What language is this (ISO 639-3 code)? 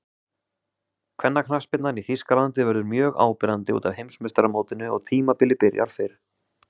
isl